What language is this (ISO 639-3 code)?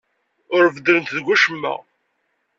kab